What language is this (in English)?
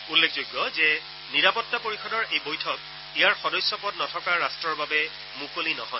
Assamese